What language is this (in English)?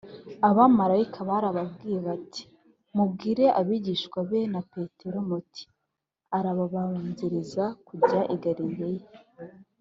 Kinyarwanda